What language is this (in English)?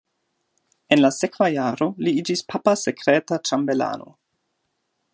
Esperanto